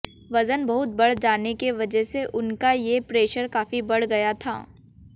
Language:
Hindi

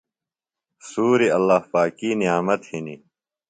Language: Phalura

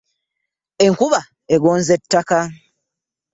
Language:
Ganda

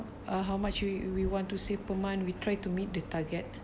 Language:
English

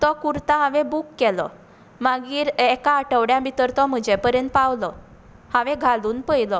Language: Konkani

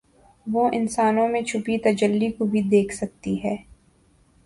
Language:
Urdu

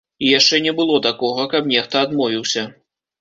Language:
Belarusian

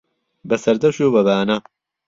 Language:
Central Kurdish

